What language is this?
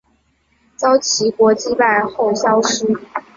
Chinese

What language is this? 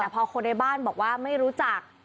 Thai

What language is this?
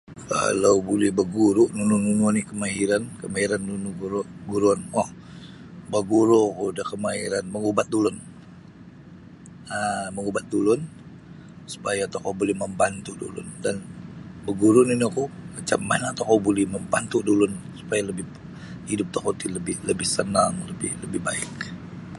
Sabah Bisaya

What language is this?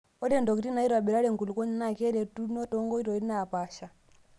Masai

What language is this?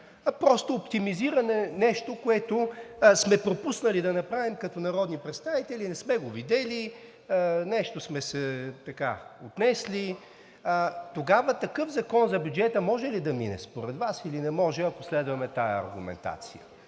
Bulgarian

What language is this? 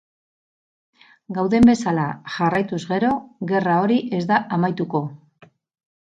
Basque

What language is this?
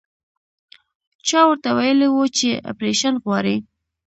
Pashto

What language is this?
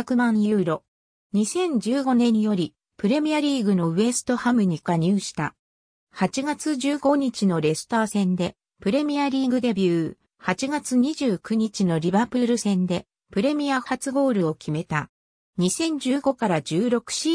Japanese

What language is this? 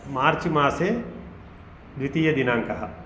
Sanskrit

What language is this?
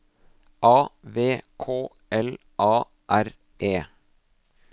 Norwegian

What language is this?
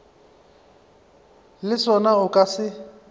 Northern Sotho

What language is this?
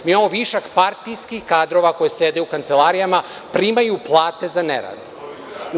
Serbian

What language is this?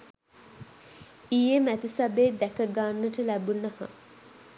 Sinhala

